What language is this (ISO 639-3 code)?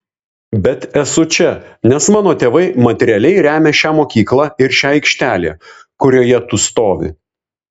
lit